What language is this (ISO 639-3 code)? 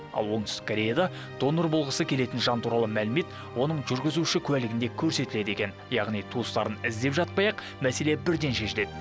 kaz